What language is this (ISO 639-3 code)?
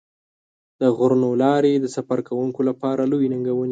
pus